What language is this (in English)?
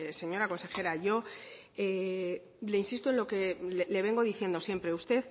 Spanish